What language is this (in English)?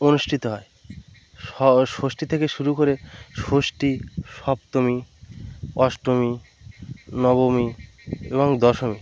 Bangla